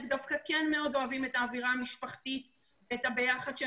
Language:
Hebrew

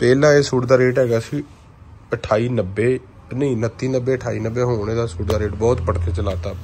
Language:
Hindi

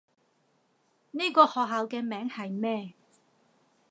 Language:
Cantonese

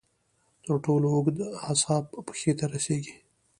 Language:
Pashto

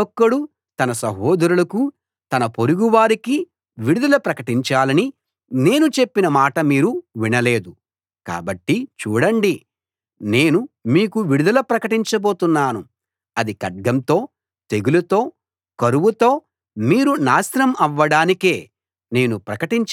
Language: Telugu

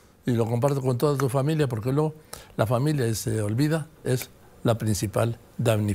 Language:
Spanish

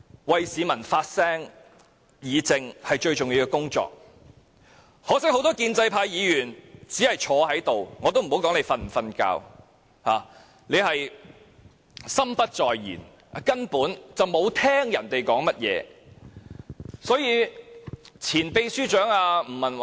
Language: Cantonese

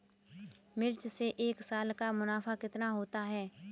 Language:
Hindi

